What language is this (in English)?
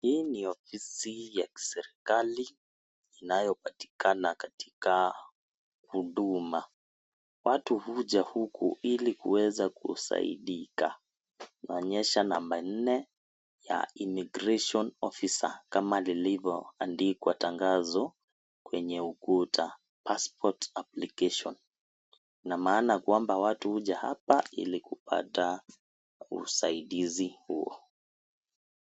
Swahili